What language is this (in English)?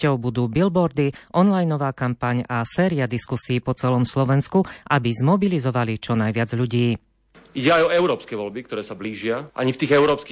Slovak